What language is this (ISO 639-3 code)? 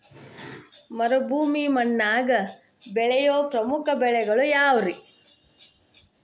kan